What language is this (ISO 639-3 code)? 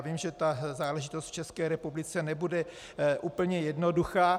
ces